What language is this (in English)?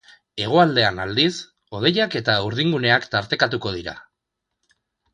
Basque